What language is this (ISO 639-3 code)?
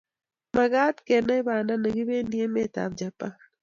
kln